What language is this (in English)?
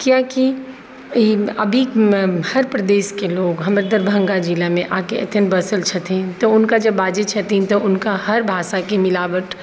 Maithili